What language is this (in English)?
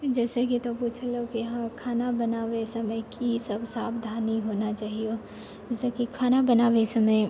Maithili